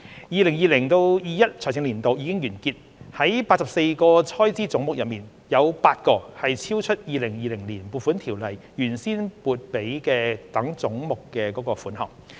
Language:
Cantonese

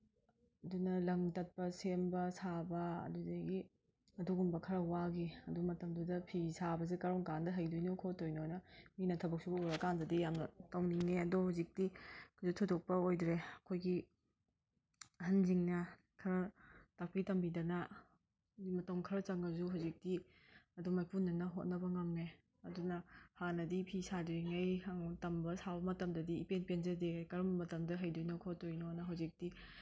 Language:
Manipuri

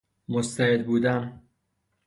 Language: Persian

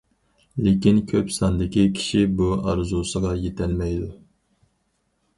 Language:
Uyghur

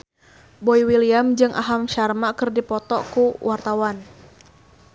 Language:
Sundanese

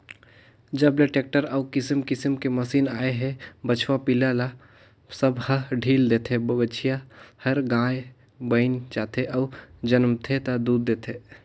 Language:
Chhattisgarhi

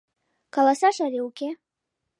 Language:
Mari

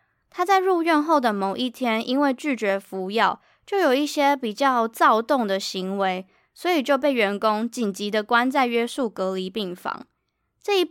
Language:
Chinese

